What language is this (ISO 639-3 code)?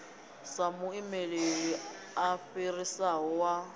ven